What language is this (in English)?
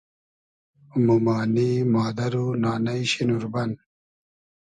Hazaragi